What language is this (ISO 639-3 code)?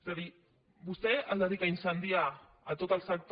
cat